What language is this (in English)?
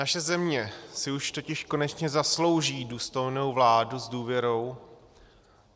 Czech